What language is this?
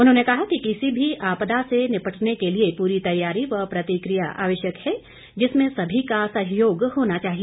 Hindi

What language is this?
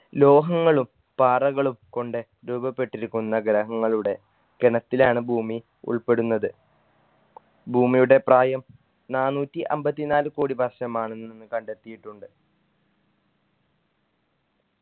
Malayalam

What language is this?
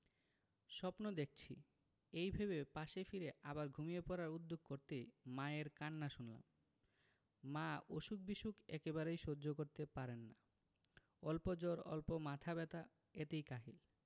Bangla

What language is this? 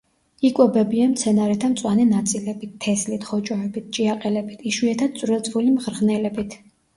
Georgian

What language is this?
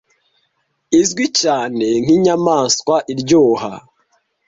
Kinyarwanda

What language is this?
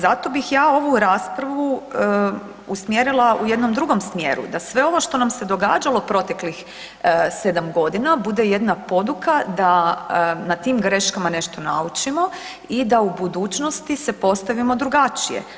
Croatian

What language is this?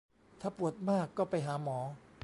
Thai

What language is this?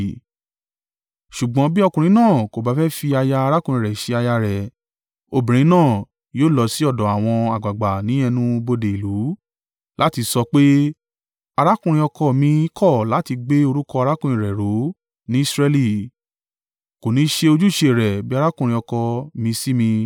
Yoruba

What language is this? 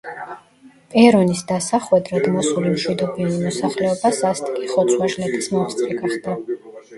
Georgian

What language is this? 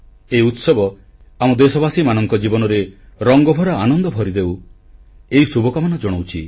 Odia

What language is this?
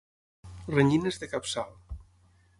Catalan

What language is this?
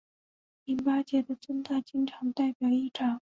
Chinese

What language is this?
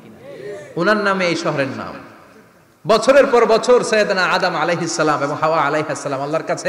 Arabic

